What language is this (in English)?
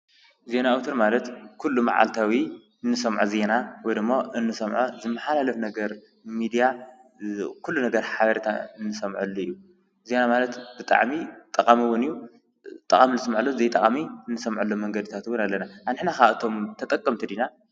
Tigrinya